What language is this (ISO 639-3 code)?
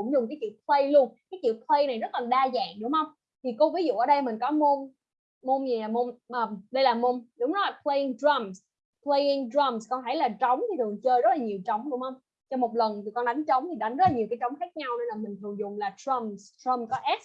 vie